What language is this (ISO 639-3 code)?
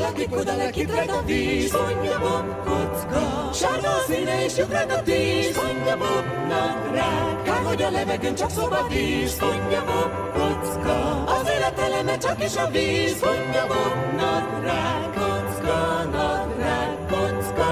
hun